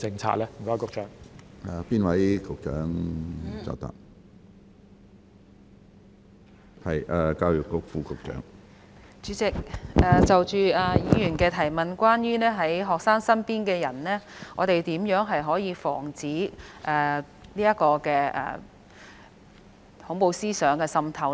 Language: Cantonese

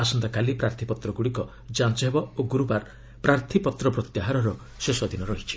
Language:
Odia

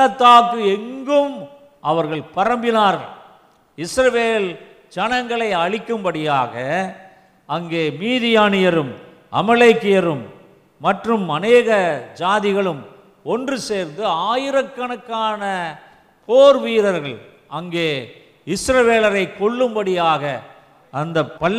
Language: Tamil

